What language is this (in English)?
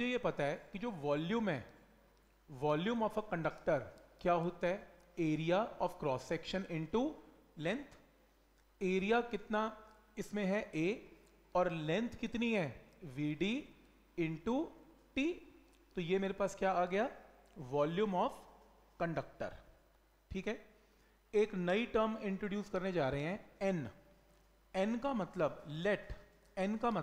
Hindi